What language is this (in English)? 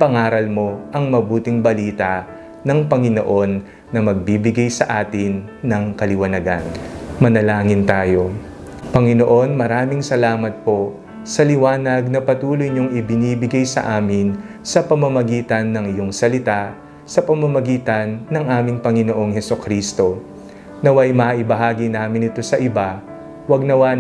Filipino